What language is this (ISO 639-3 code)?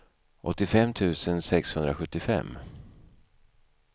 swe